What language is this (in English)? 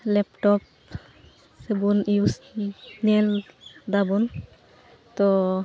Santali